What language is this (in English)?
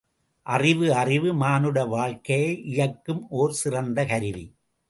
Tamil